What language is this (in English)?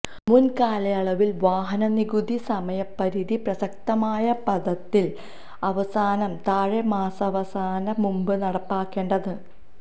Malayalam